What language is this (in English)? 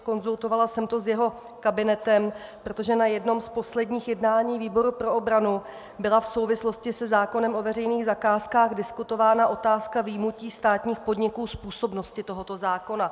Czech